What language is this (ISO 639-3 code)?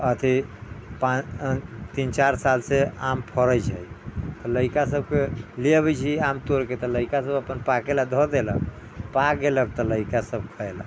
mai